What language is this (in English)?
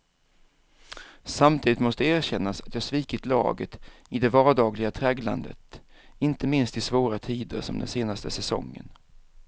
Swedish